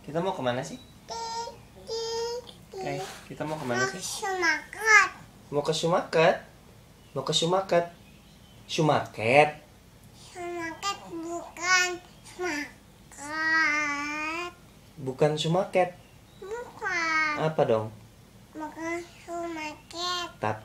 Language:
Indonesian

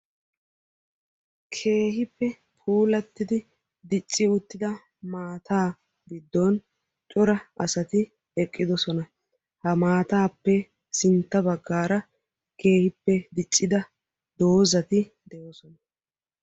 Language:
Wolaytta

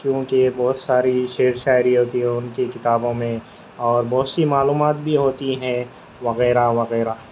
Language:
Urdu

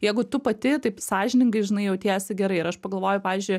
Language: Lithuanian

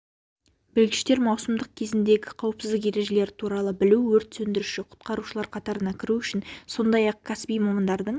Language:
Kazakh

